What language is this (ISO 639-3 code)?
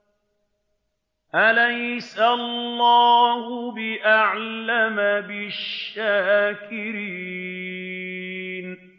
ara